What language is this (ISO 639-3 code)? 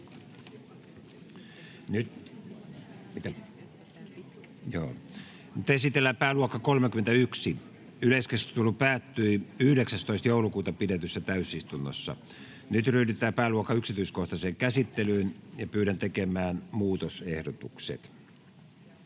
fin